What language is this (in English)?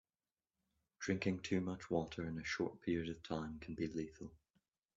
English